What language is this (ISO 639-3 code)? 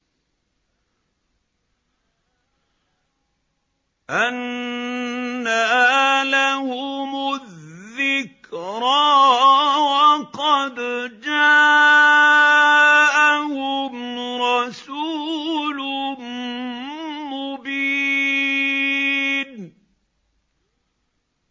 ara